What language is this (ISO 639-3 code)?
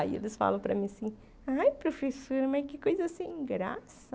por